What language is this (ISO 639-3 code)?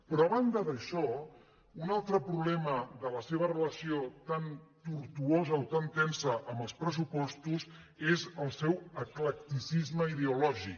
cat